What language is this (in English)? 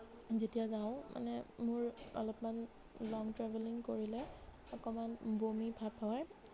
Assamese